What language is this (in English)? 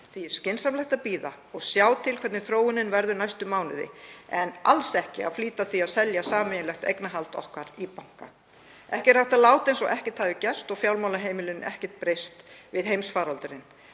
Icelandic